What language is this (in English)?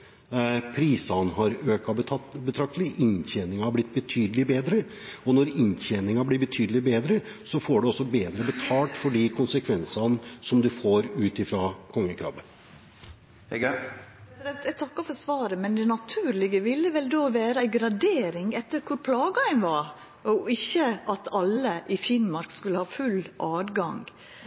Norwegian